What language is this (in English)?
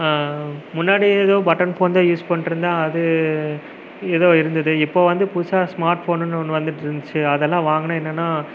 Tamil